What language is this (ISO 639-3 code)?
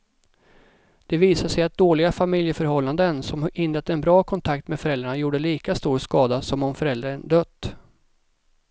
swe